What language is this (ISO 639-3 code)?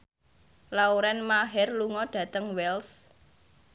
jav